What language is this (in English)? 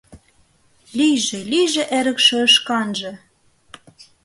Mari